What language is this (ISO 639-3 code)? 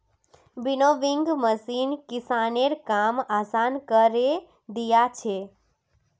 mag